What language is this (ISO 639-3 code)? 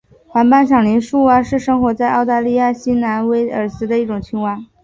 zho